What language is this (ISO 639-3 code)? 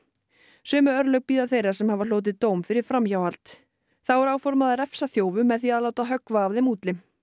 isl